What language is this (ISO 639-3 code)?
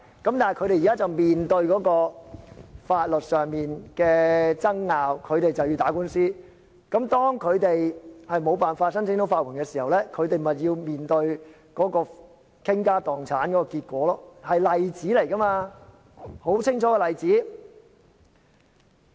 yue